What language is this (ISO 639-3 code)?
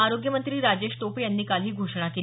mar